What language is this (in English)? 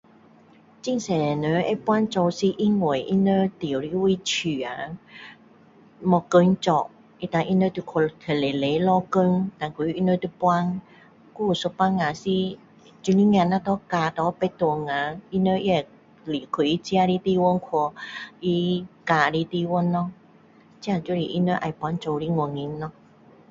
Min Dong Chinese